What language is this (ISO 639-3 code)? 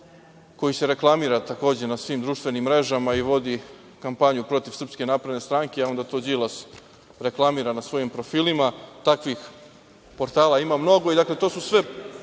srp